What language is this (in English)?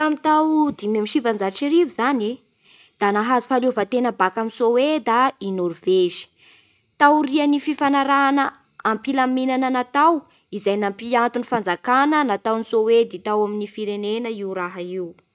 Bara Malagasy